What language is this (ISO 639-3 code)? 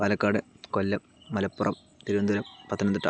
mal